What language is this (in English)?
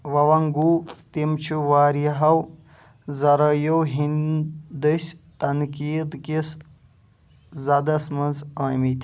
Kashmiri